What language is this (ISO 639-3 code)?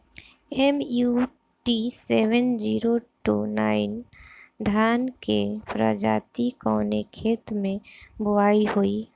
bho